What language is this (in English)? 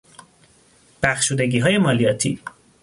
Persian